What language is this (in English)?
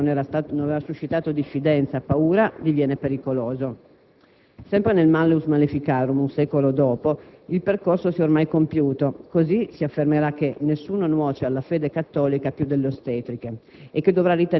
Italian